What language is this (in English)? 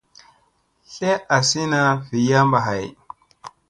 Musey